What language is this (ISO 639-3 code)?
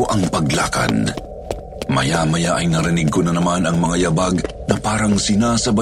fil